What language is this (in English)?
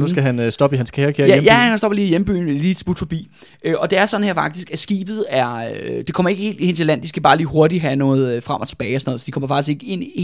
Danish